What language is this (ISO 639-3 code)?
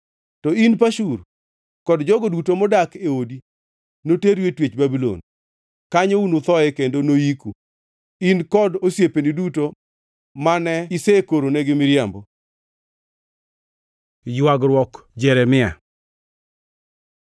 luo